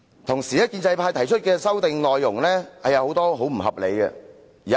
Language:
Cantonese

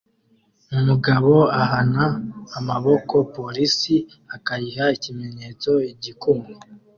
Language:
Kinyarwanda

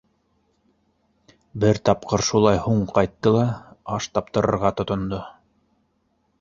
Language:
Bashkir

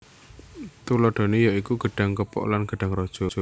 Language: Javanese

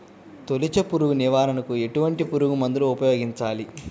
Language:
Telugu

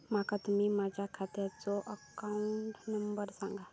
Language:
Marathi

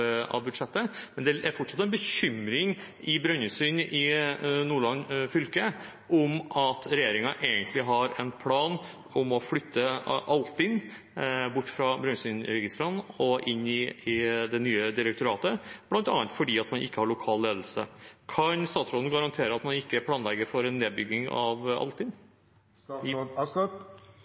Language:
Norwegian Bokmål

